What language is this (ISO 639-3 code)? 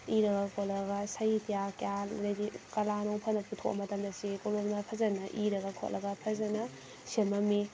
mni